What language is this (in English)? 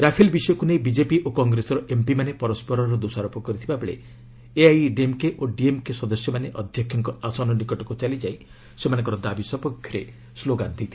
Odia